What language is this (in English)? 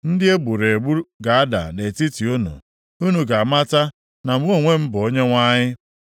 Igbo